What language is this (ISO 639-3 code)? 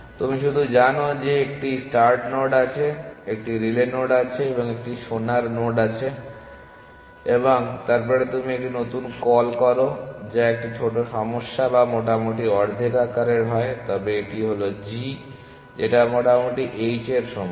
ben